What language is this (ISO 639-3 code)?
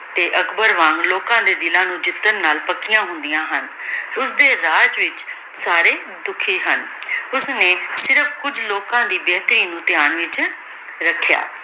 pan